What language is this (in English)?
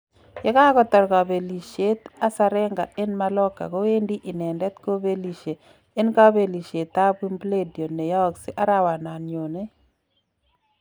Kalenjin